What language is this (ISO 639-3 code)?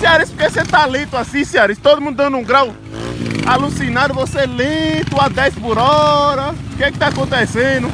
por